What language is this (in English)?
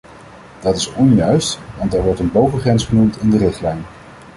Dutch